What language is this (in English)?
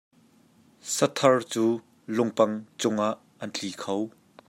Hakha Chin